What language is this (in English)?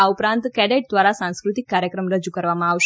Gujarati